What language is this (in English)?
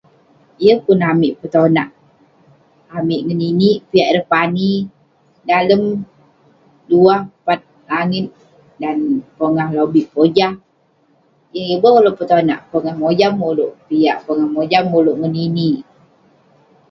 Western Penan